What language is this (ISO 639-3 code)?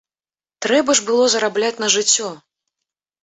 bel